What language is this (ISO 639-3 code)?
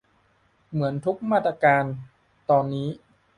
tha